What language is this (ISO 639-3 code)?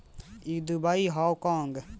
bho